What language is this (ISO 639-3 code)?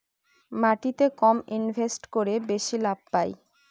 ben